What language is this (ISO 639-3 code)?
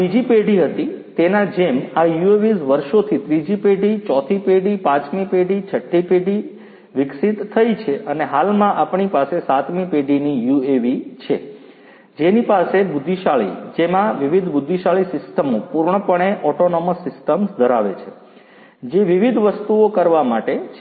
guj